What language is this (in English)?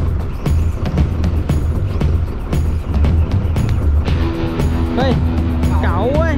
Thai